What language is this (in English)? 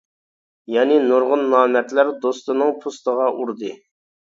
Uyghur